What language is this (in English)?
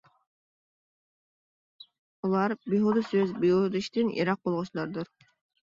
Uyghur